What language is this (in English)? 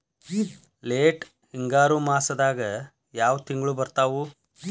Kannada